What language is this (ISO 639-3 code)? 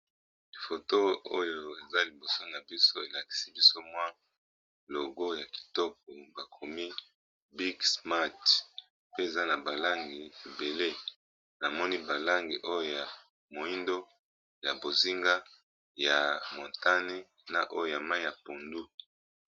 lin